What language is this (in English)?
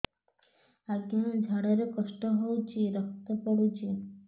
Odia